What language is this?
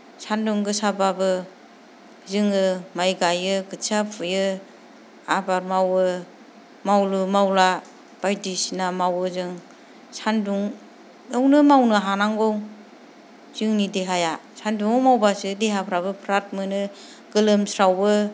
Bodo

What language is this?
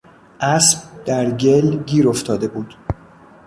Persian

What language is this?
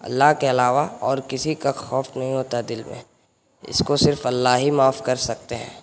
Urdu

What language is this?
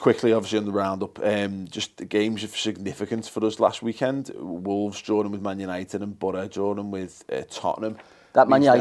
English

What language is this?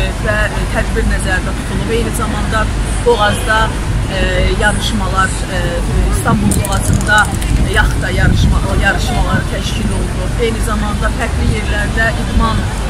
Turkish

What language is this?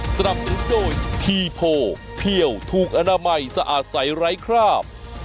Thai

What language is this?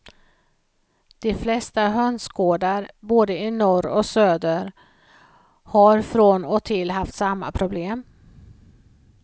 Swedish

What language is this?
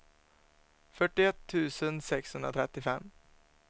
Swedish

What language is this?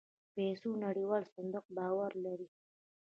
Pashto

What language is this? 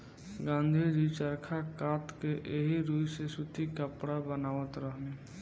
Bhojpuri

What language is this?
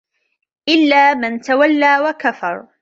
Arabic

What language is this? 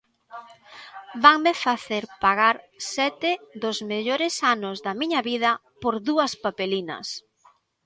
Galician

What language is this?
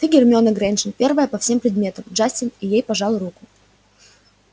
Russian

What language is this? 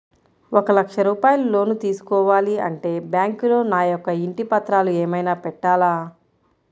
Telugu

